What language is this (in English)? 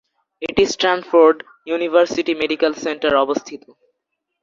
Bangla